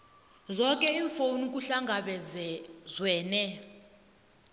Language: South Ndebele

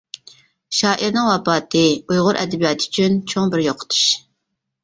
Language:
Uyghur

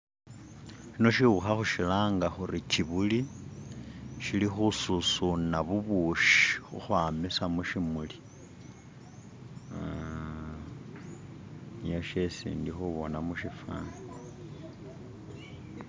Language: Masaaba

